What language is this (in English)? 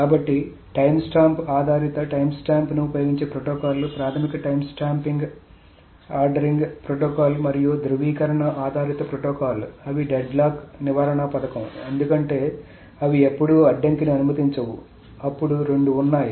Telugu